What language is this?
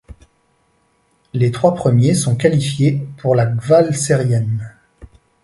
French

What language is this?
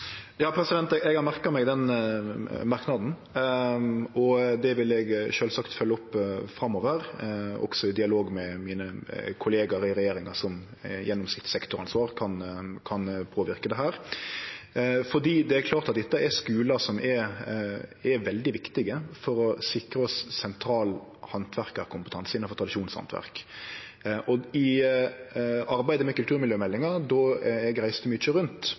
Norwegian Nynorsk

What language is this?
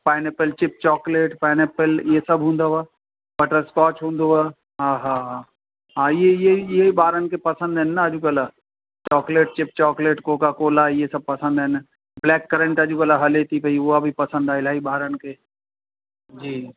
Sindhi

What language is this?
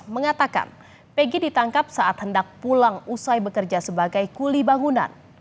Indonesian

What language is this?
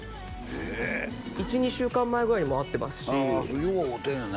Japanese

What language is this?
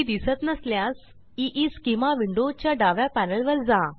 Marathi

